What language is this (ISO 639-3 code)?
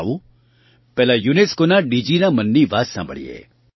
guj